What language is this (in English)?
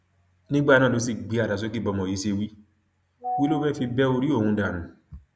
Yoruba